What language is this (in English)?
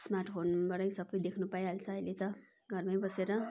Nepali